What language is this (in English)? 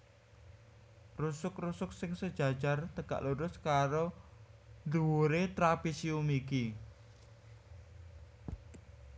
Javanese